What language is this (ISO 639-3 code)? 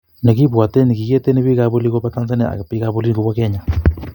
kln